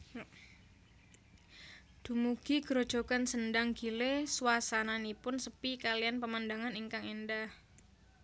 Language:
Javanese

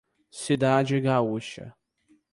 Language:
Portuguese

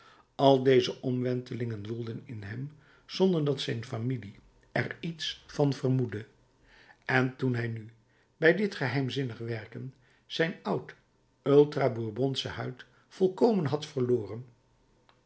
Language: Dutch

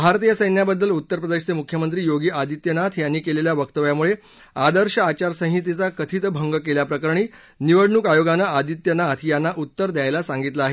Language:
Marathi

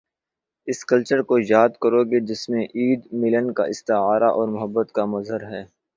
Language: Urdu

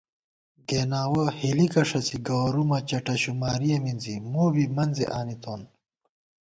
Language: Gawar-Bati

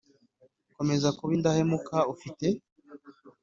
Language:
Kinyarwanda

